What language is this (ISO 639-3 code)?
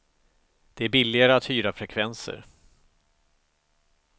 swe